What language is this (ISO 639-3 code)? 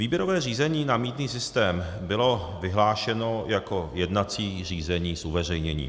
ces